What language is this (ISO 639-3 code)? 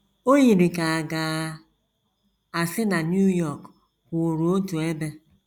ibo